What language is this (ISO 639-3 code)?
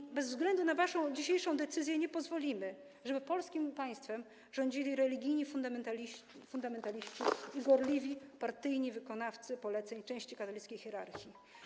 pol